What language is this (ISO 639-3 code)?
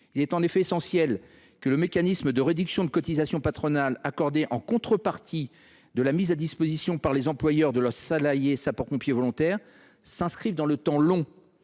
fra